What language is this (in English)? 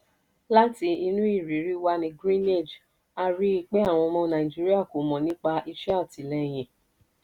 Yoruba